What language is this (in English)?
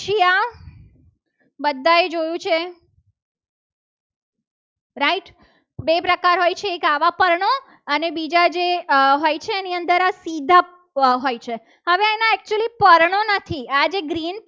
Gujarati